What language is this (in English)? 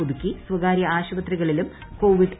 Malayalam